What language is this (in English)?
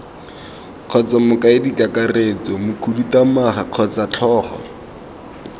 Tswana